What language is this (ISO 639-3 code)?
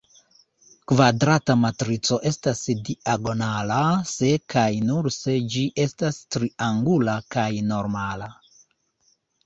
epo